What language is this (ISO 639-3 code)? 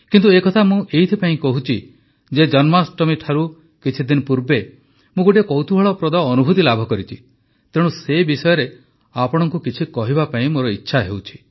ori